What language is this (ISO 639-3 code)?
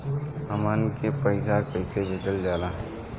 bho